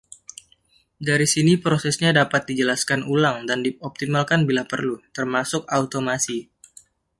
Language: Indonesian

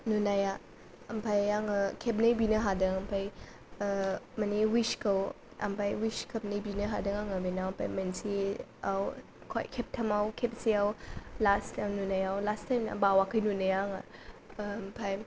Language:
Bodo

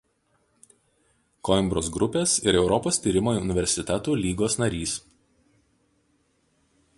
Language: Lithuanian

